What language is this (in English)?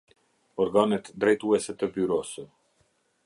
Albanian